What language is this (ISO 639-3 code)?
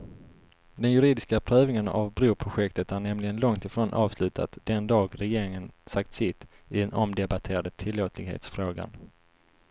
swe